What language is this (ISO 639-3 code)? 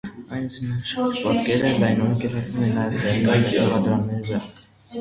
hye